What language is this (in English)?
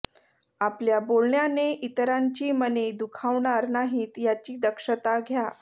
Marathi